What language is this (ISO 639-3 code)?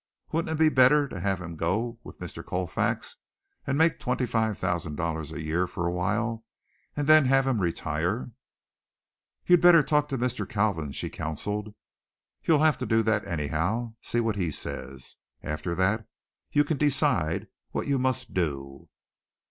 eng